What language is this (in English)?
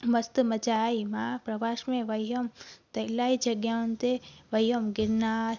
Sindhi